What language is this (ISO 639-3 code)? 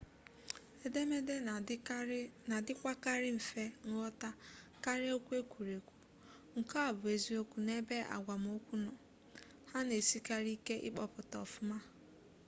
ibo